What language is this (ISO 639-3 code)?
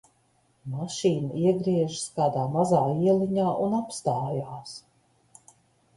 lav